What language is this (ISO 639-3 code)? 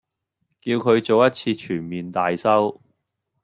yue